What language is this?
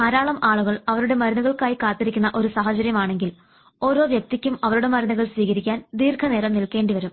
Malayalam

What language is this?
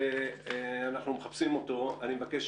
Hebrew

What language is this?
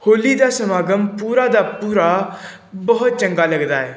Punjabi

